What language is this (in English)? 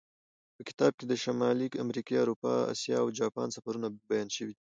Pashto